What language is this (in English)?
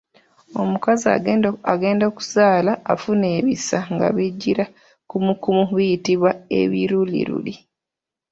Ganda